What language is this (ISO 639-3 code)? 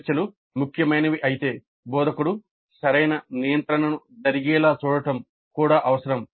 tel